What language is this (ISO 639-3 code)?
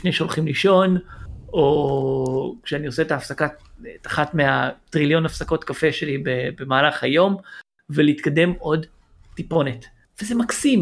heb